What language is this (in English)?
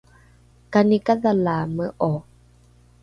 Rukai